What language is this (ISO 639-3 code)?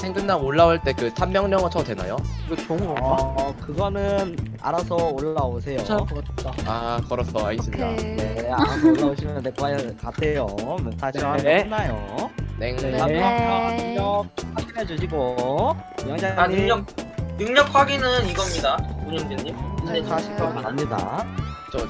kor